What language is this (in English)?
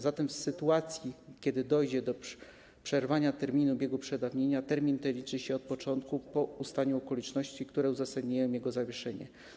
Polish